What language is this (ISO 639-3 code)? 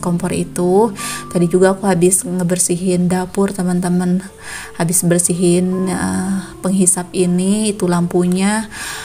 ind